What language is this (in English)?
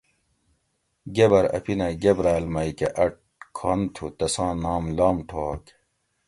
Gawri